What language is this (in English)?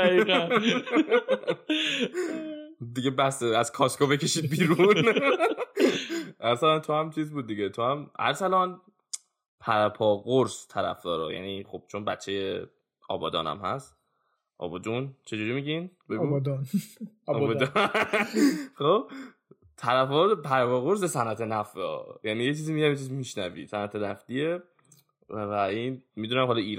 Persian